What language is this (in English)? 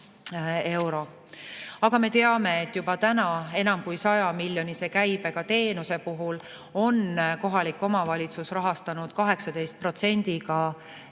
Estonian